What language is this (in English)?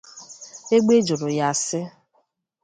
Igbo